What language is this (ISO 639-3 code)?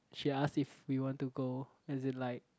eng